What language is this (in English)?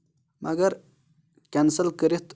Kashmiri